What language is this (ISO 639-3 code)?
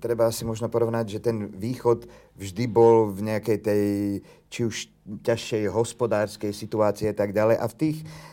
slk